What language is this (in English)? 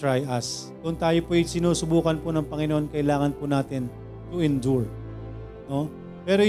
Filipino